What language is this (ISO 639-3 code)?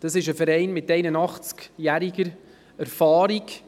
gsw